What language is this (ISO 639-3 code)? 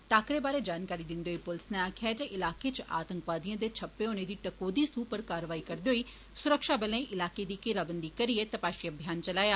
doi